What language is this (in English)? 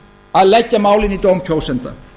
Icelandic